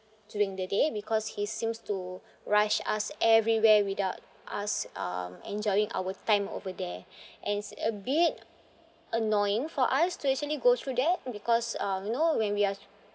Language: English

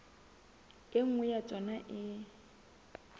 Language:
Southern Sotho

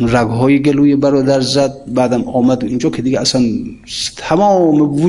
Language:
Persian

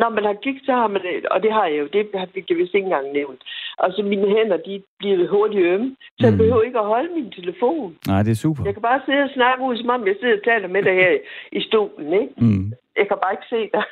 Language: Danish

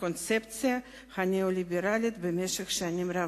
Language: Hebrew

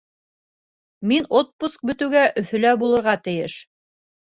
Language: Bashkir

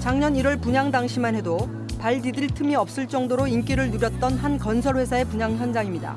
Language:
Korean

